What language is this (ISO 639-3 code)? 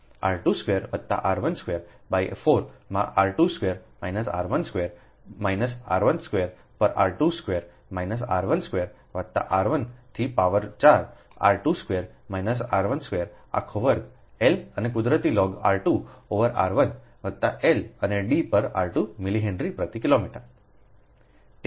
guj